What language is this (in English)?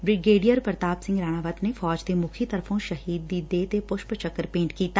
Punjabi